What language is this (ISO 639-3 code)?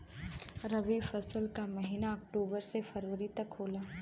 bho